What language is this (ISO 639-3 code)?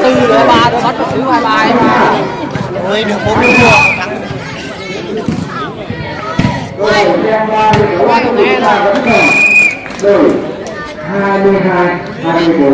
vie